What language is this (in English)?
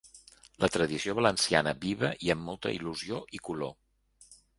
Catalan